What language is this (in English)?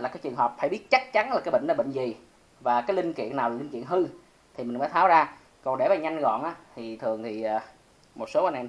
Vietnamese